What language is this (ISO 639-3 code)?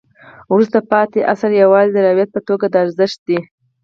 pus